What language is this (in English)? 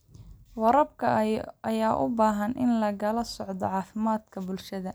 Somali